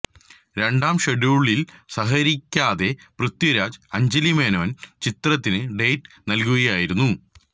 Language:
Malayalam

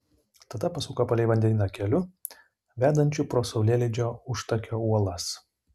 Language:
Lithuanian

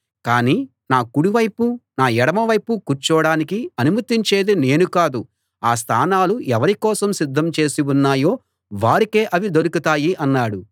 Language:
Telugu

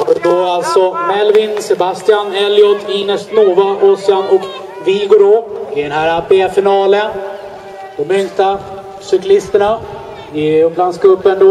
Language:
Swedish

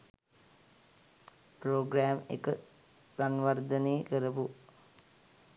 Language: Sinhala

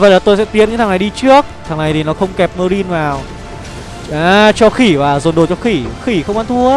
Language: Vietnamese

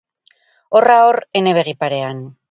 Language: Basque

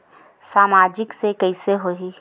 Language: Chhattisgarhi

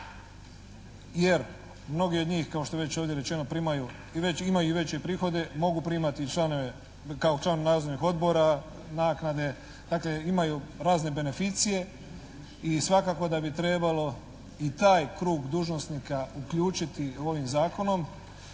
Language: Croatian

